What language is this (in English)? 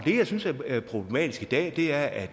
Danish